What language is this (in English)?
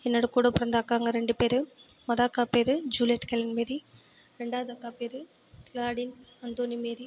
Tamil